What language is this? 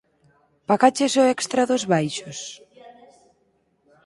Galician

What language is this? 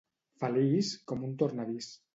Catalan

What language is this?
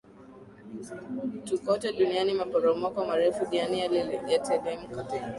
Swahili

